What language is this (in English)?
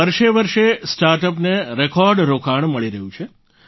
Gujarati